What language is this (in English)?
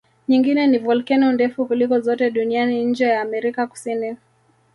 Swahili